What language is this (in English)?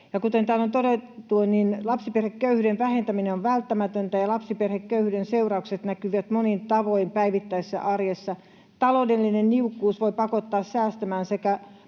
Finnish